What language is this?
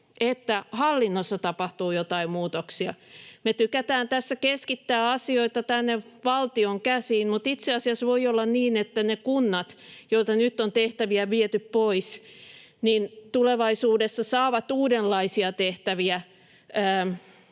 Finnish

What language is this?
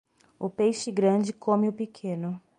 Portuguese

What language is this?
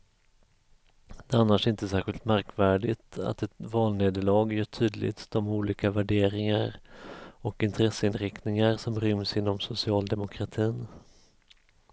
Swedish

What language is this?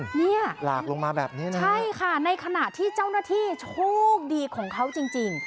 Thai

